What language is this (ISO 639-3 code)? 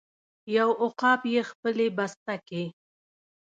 pus